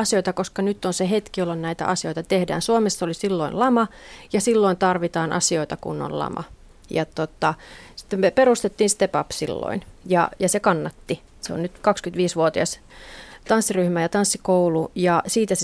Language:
Finnish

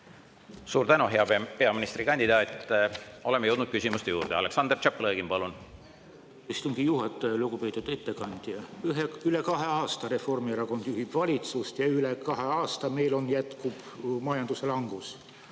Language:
Estonian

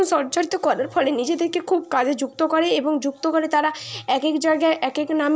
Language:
Bangla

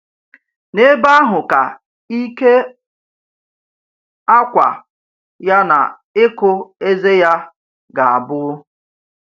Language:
Igbo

